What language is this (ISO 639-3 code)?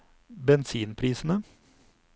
nor